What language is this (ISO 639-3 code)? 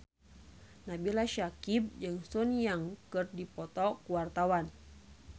sun